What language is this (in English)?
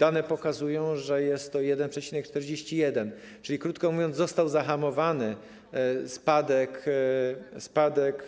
Polish